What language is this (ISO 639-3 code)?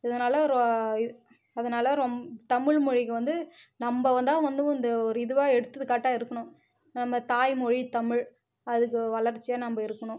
tam